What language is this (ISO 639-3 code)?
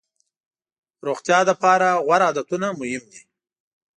pus